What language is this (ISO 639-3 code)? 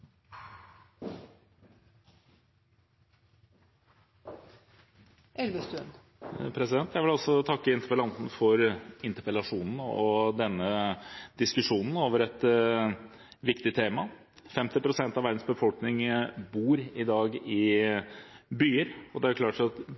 nob